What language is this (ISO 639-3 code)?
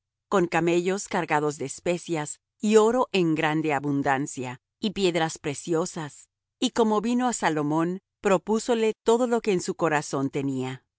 spa